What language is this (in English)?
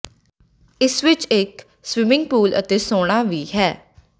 Punjabi